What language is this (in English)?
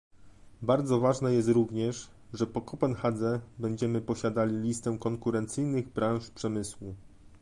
Polish